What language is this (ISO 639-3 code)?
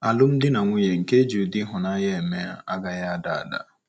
ibo